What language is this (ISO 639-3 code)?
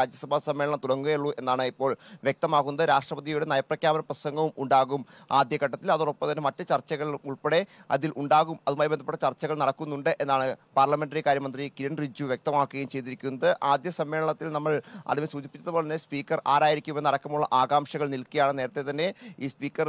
mal